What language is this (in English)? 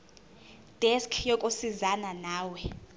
Zulu